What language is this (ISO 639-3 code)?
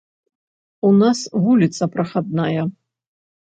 bel